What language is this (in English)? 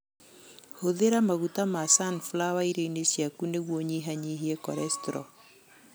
Kikuyu